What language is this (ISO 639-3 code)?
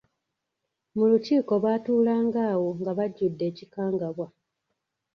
lug